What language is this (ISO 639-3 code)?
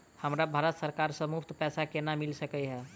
mai